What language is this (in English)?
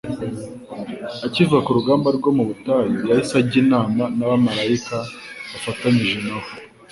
Kinyarwanda